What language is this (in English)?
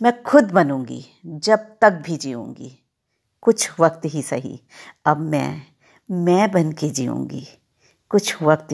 Hindi